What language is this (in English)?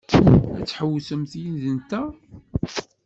Kabyle